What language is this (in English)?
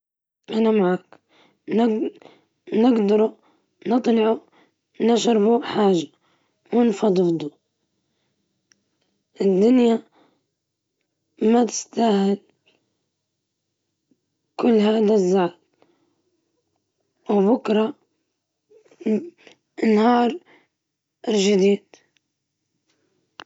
Libyan Arabic